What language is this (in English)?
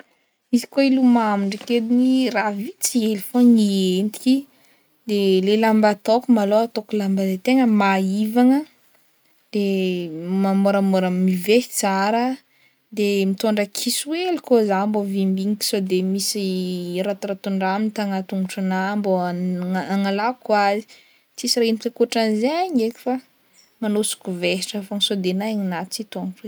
Northern Betsimisaraka Malagasy